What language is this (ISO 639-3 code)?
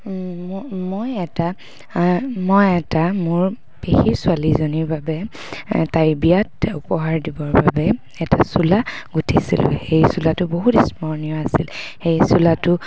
asm